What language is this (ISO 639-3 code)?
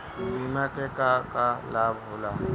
bho